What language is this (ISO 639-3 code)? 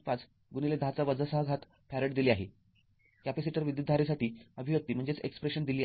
mar